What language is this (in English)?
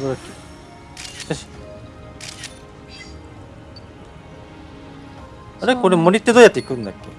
Japanese